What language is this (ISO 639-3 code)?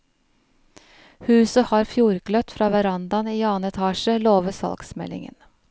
nor